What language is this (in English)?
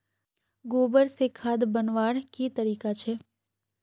Magahi